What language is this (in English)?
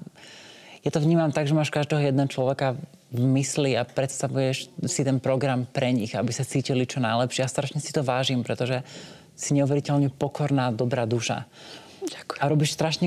Slovak